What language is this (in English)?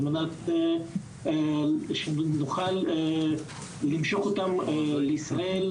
Hebrew